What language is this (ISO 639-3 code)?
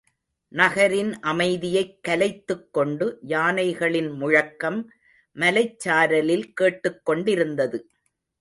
tam